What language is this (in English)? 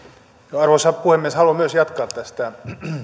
Finnish